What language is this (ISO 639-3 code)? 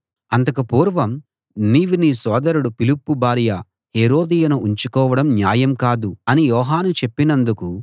tel